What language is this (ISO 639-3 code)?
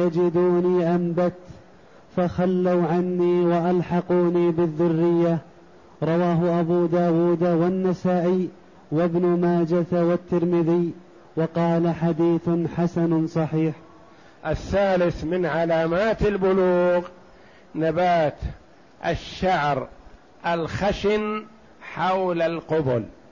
ara